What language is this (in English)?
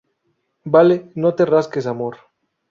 Spanish